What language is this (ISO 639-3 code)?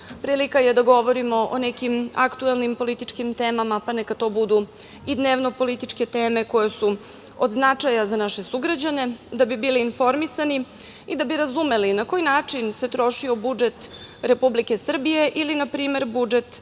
srp